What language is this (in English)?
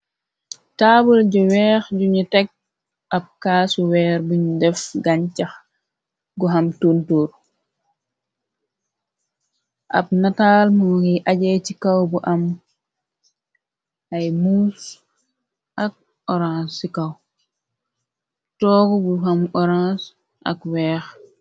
Wolof